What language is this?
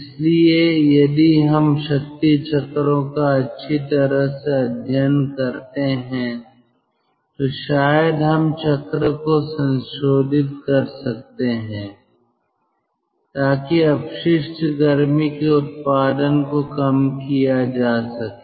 Hindi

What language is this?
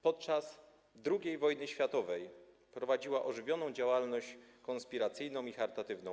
Polish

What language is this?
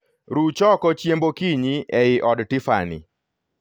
Luo (Kenya and Tanzania)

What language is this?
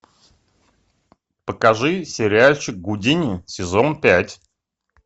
Russian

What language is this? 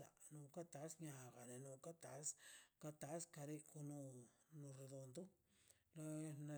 Mazaltepec Zapotec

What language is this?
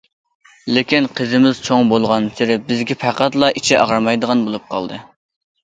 Uyghur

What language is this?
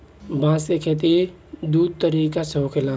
Bhojpuri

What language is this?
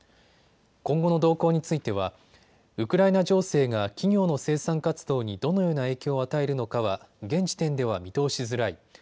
Japanese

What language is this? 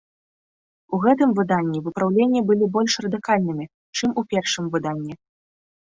Belarusian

